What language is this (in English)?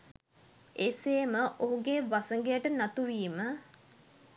Sinhala